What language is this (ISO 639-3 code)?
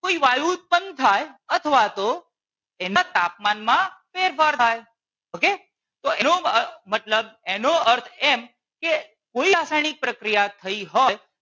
guj